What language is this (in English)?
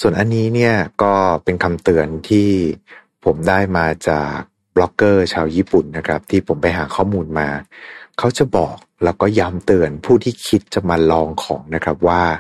Thai